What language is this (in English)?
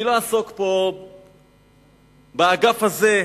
Hebrew